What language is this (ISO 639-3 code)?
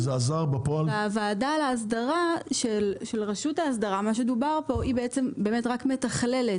heb